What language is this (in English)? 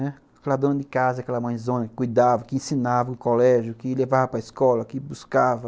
Portuguese